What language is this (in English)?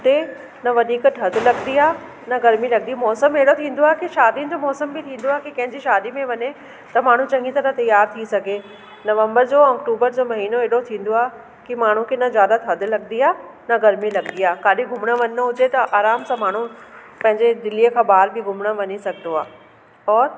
Sindhi